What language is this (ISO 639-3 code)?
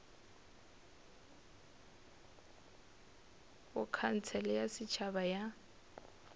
nso